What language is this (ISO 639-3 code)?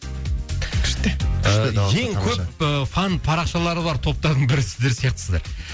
kaz